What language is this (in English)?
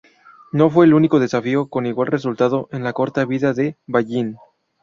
Spanish